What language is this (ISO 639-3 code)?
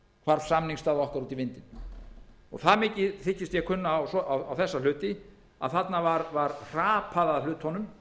isl